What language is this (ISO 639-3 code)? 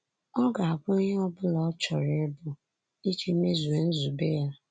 ibo